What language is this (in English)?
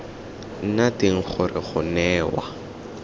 Tswana